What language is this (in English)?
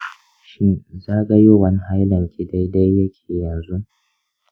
Hausa